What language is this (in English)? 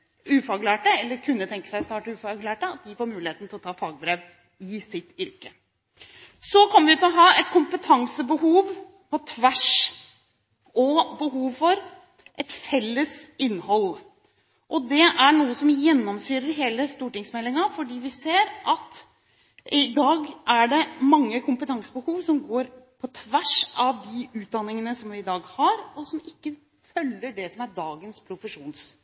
Norwegian Bokmål